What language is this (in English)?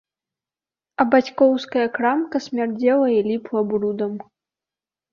Belarusian